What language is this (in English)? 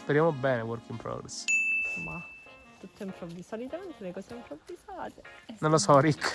Italian